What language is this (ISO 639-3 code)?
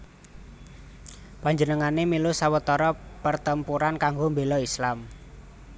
jav